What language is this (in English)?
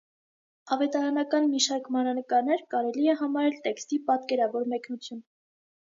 Armenian